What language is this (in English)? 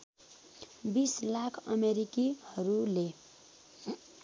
Nepali